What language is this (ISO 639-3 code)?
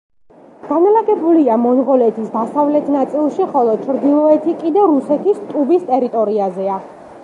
kat